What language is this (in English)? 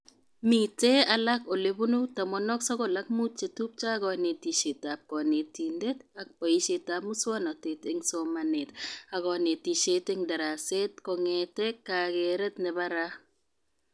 Kalenjin